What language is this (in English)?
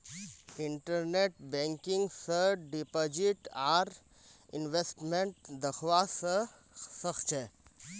Magahi